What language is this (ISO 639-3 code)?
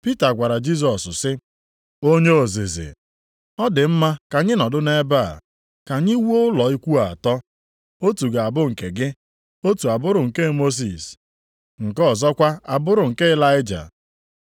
ibo